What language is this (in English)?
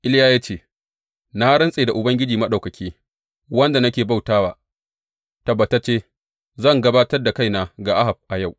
Hausa